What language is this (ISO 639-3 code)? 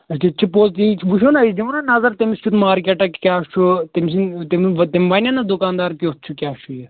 kas